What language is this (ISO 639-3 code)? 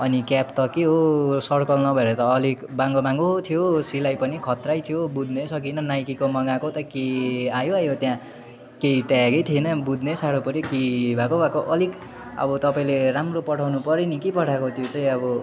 nep